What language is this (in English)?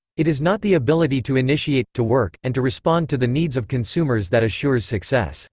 English